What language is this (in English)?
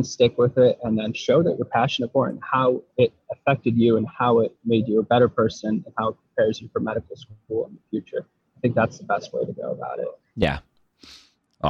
English